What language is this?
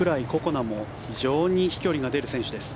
Japanese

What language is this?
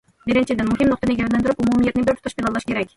Uyghur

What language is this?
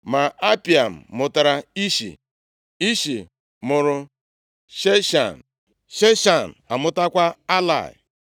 Igbo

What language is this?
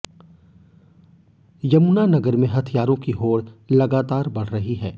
Hindi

